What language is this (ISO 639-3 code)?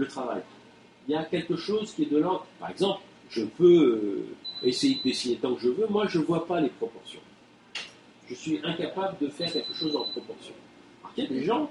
fra